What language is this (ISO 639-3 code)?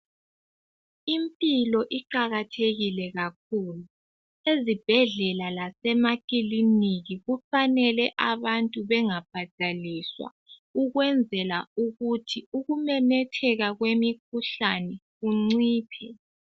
nde